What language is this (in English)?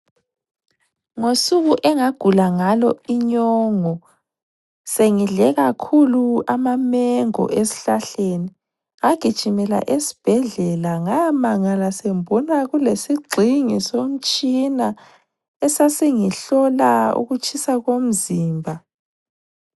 North Ndebele